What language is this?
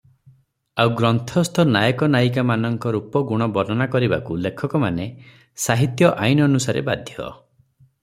Odia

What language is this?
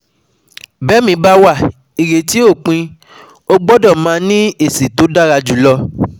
Yoruba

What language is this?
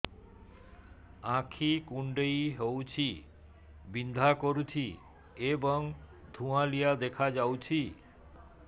Odia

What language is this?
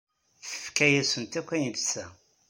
Kabyle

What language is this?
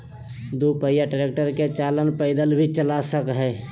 Magahi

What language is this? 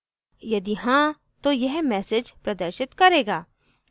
Hindi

